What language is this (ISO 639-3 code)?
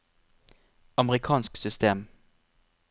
nor